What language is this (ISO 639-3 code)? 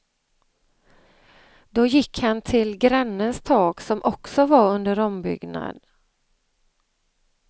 swe